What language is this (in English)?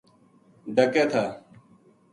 Gujari